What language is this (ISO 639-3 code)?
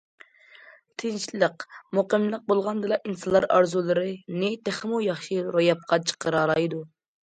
uig